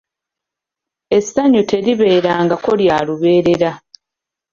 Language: Ganda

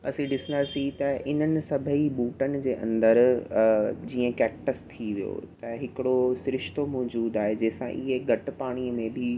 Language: Sindhi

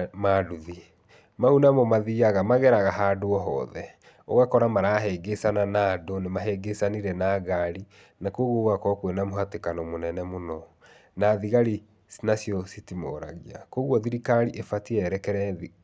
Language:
Kikuyu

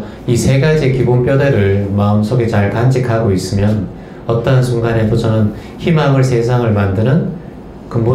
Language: Korean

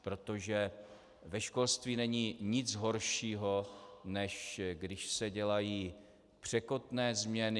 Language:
Czech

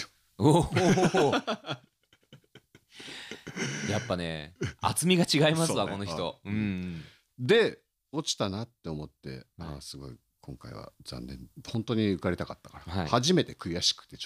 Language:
Japanese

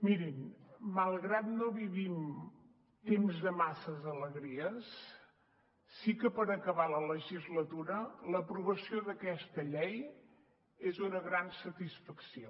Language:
Catalan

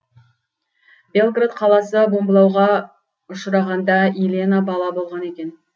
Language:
Kazakh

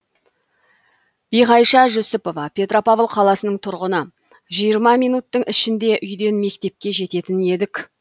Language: Kazakh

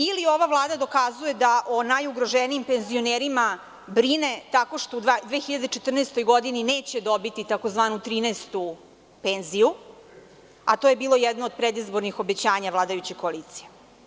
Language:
Serbian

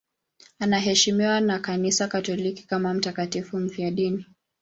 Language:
Swahili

